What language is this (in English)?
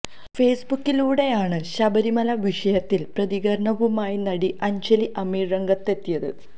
Malayalam